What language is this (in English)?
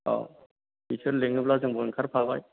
Bodo